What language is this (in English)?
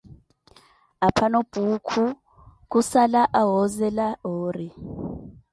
Koti